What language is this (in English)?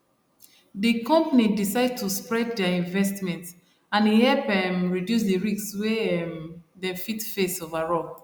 Nigerian Pidgin